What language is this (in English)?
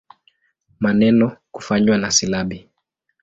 Swahili